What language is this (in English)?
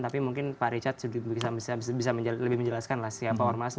Indonesian